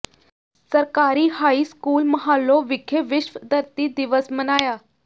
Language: Punjabi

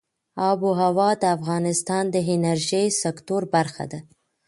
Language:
Pashto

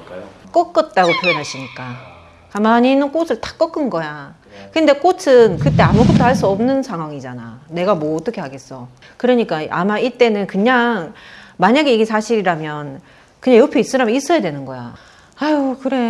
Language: Korean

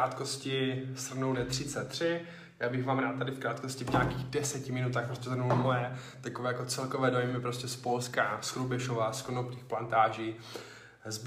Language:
Czech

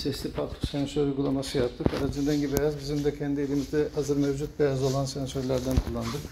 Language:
Turkish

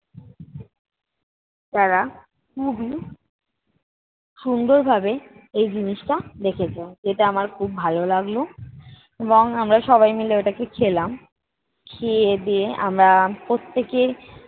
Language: Bangla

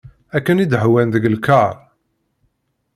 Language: Kabyle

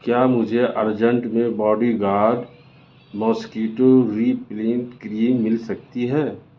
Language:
Urdu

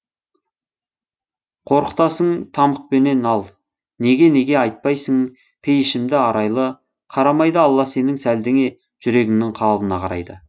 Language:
Kazakh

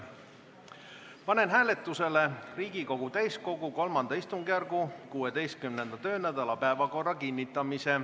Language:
Estonian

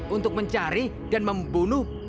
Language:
Indonesian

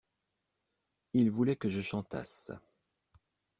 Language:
French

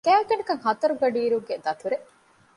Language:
Divehi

